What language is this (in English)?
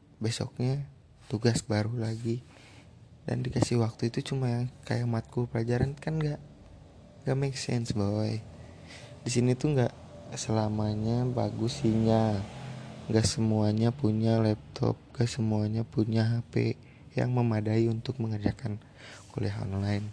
Indonesian